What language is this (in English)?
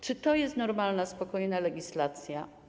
Polish